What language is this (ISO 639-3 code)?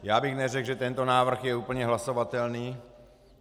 ces